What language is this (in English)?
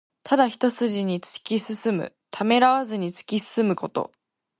Japanese